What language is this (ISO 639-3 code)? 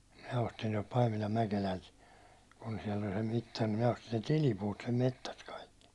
fin